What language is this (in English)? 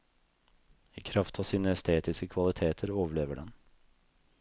Norwegian